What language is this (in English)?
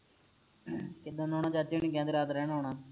Punjabi